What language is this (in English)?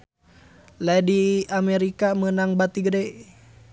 Sundanese